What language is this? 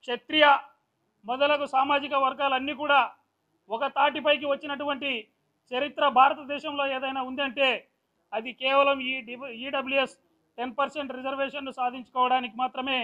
Hindi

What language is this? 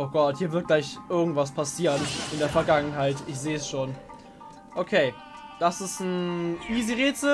German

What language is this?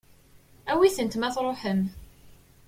Kabyle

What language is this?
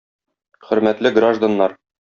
Tatar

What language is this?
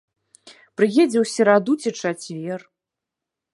Belarusian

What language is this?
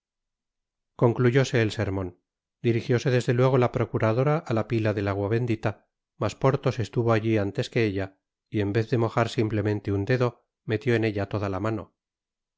Spanish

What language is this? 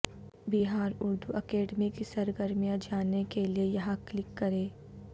Urdu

